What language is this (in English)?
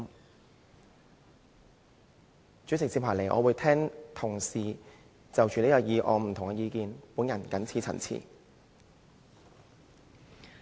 Cantonese